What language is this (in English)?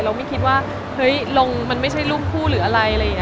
Thai